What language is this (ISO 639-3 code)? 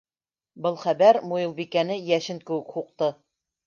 bak